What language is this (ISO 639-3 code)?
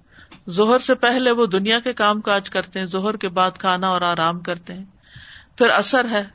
urd